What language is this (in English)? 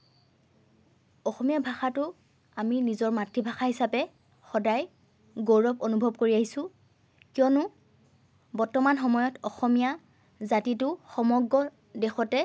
Assamese